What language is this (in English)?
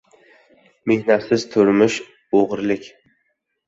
Uzbek